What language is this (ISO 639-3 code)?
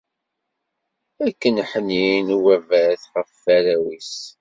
kab